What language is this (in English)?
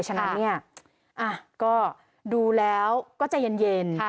Thai